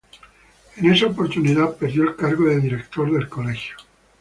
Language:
Spanish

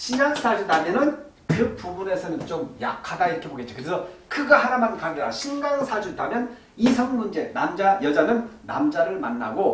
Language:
Korean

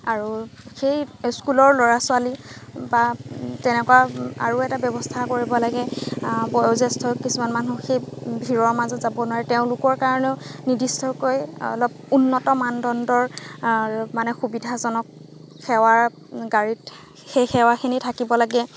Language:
Assamese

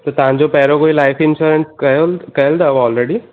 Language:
Sindhi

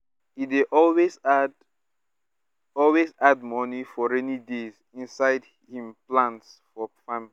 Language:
Nigerian Pidgin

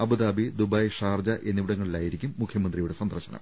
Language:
Malayalam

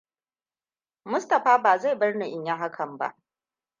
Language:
Hausa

